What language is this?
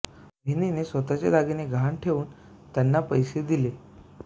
Marathi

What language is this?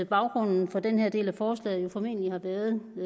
Danish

